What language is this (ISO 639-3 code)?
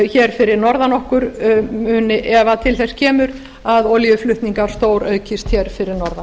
isl